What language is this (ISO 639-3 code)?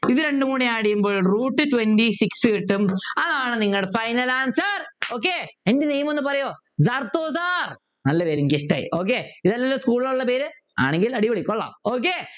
mal